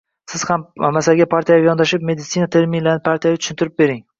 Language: Uzbek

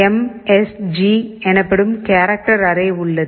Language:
Tamil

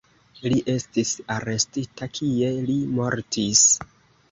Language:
Esperanto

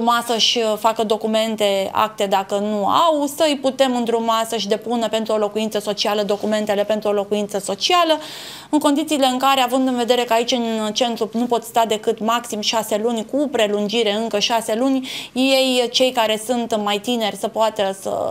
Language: Romanian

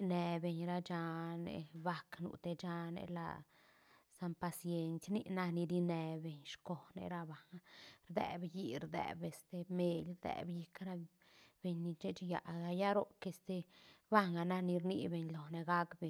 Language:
Santa Catarina Albarradas Zapotec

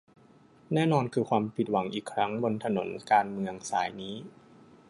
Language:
Thai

